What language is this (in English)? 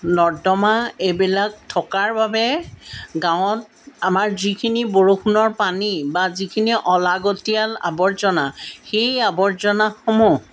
Assamese